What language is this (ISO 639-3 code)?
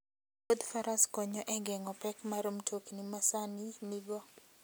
luo